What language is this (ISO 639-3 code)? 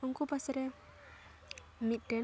sat